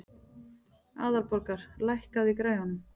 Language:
Icelandic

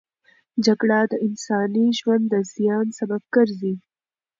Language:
Pashto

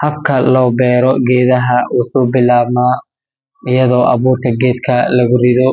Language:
Somali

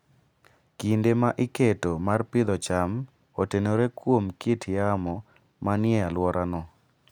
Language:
Luo (Kenya and Tanzania)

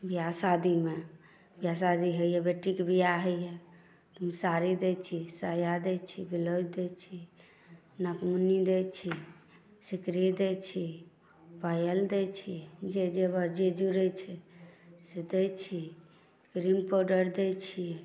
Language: Maithili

